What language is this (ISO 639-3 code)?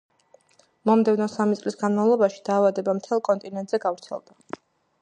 kat